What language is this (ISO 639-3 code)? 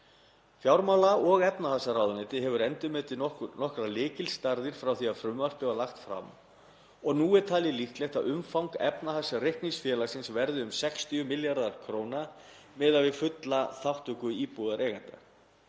isl